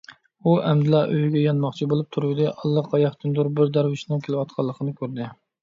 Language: Uyghur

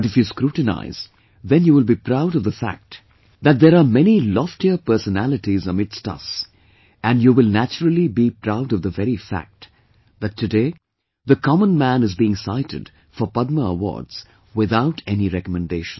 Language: English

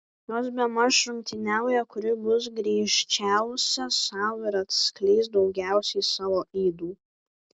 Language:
Lithuanian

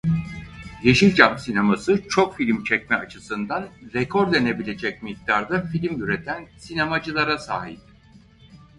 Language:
Turkish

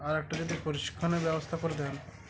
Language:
Bangla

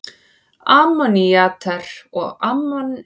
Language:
Icelandic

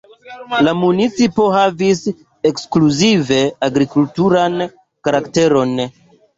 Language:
Esperanto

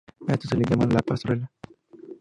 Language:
Spanish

